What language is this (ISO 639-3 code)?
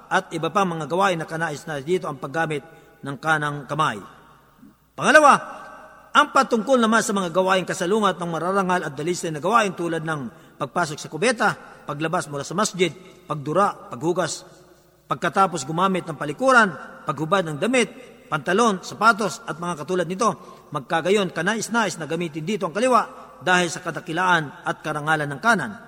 fil